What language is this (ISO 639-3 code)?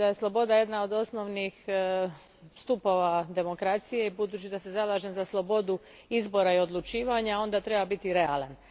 hrv